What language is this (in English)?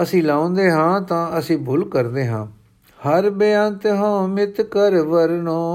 Punjabi